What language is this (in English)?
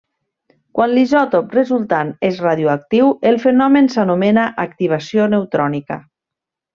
Catalan